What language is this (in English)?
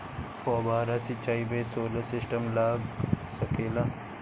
Bhojpuri